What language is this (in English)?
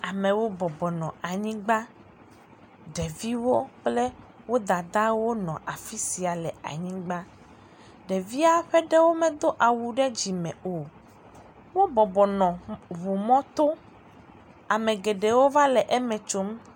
Ewe